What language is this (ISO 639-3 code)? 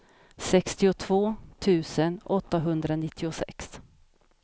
swe